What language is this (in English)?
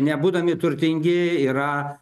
Lithuanian